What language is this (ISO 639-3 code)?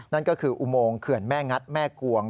tha